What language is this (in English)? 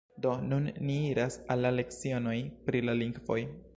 Esperanto